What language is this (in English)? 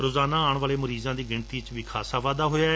Punjabi